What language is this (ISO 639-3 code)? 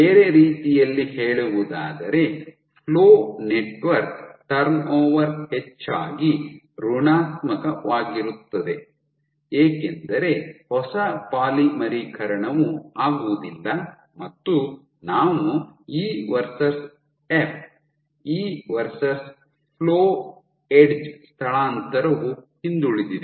kan